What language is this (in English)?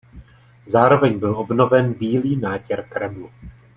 Czech